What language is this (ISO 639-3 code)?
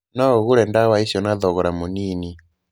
kik